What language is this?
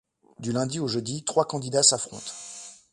French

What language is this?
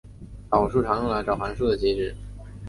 Chinese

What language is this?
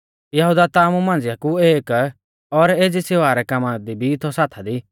Mahasu Pahari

